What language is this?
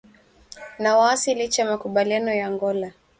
Swahili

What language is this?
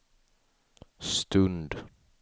Swedish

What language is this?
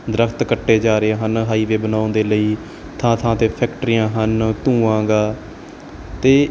Punjabi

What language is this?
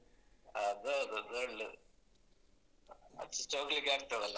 Kannada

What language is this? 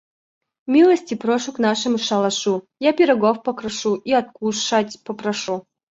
Russian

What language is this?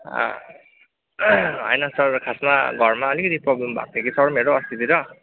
Nepali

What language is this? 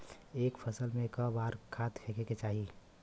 Bhojpuri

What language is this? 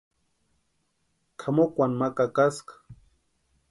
Western Highland Purepecha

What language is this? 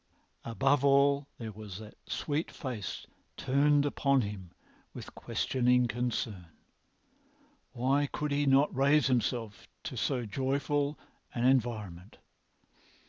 English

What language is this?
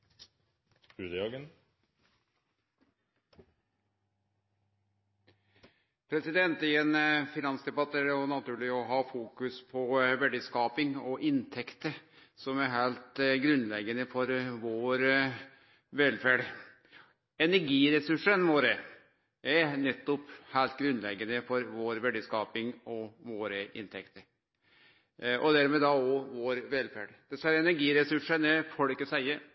Norwegian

